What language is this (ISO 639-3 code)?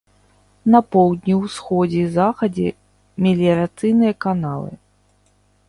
bel